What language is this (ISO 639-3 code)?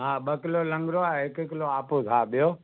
snd